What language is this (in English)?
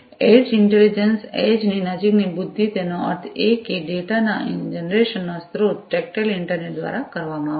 Gujarati